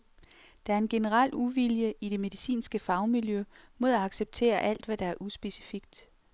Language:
Danish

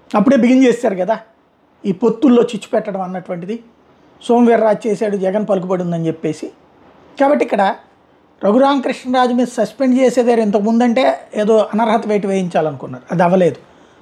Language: Telugu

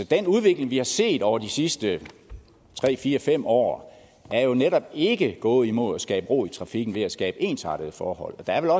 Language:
Danish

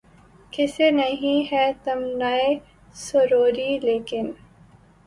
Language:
Urdu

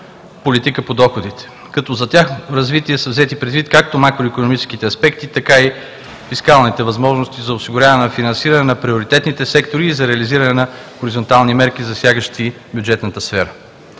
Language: Bulgarian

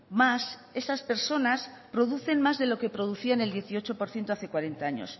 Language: Spanish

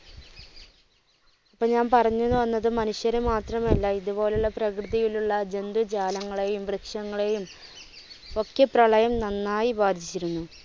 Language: Malayalam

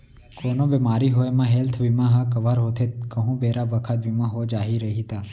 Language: Chhattisgarhi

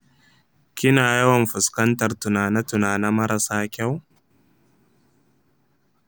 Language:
Hausa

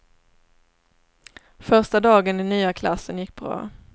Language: Swedish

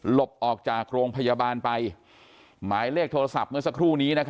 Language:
Thai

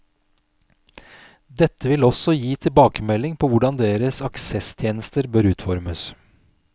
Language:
Norwegian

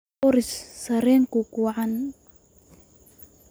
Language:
Somali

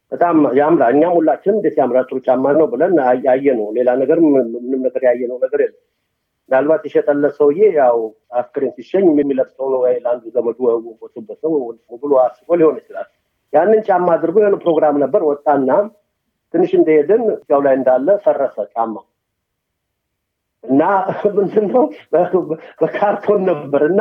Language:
Amharic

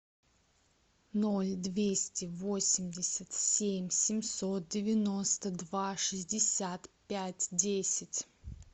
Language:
Russian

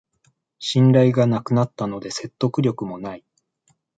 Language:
Japanese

